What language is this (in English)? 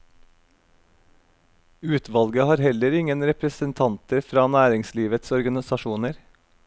Norwegian